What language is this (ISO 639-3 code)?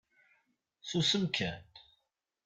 kab